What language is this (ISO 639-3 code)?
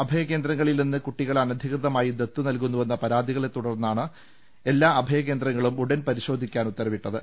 mal